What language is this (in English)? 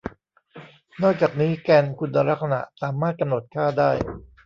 Thai